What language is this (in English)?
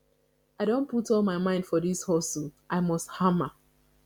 Nigerian Pidgin